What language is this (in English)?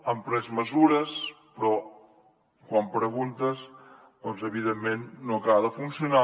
Catalan